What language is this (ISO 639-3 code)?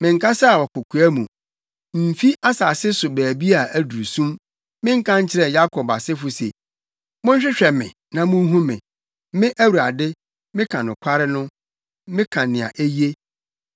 aka